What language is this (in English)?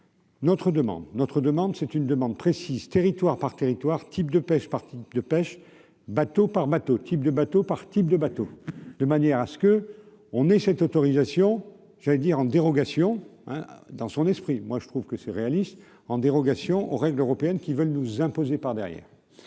French